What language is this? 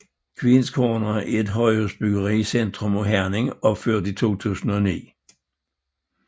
Danish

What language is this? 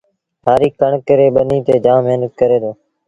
Sindhi Bhil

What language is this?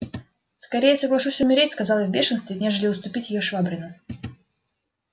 Russian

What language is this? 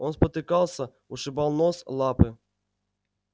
Russian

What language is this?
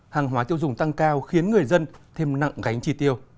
Vietnamese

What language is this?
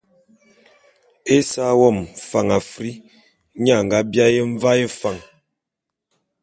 Bulu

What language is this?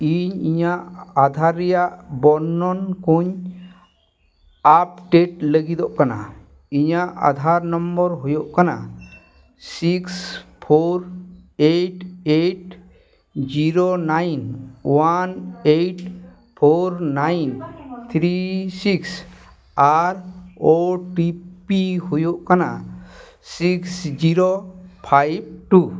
Santali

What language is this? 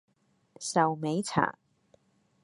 Cantonese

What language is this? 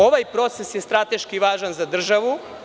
Serbian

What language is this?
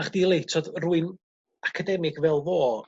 Welsh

